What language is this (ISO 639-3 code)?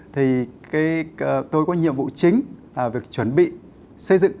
vie